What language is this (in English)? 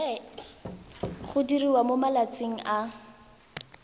Tswana